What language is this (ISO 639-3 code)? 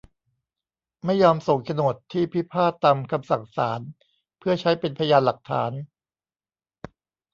tha